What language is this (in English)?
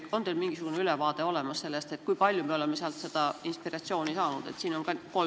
Estonian